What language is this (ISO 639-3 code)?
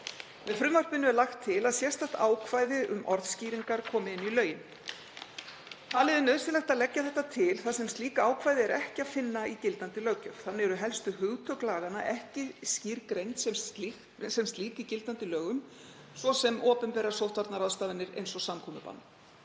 isl